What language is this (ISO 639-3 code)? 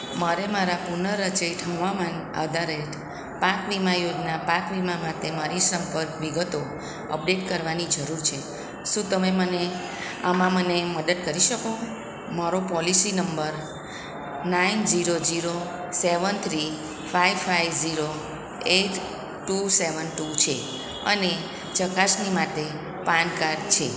guj